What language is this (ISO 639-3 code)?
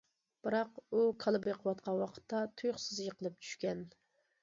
uig